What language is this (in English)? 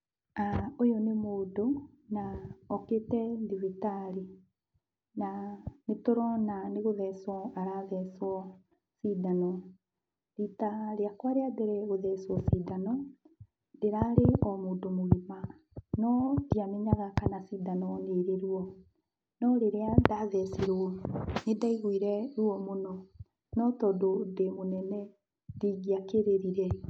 Kikuyu